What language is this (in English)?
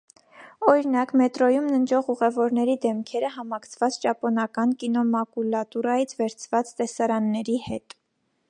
Armenian